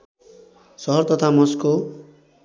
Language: Nepali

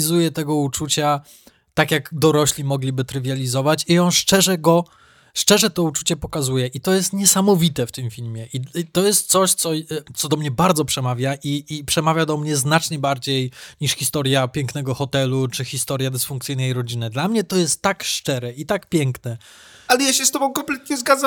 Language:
Polish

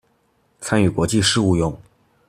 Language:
Chinese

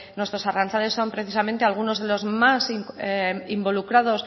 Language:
Spanish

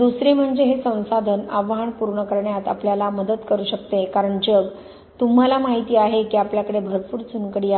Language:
Marathi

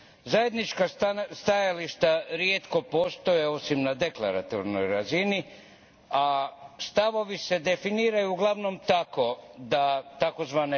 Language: Croatian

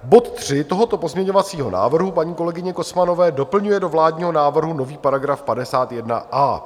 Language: Czech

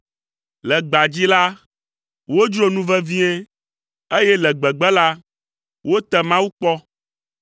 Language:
Ewe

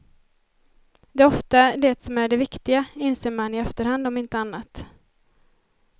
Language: Swedish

